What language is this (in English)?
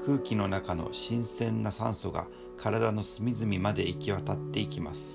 Japanese